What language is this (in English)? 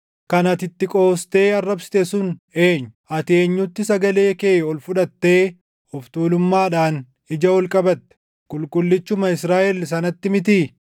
Oromo